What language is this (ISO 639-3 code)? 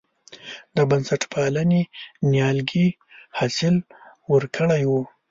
pus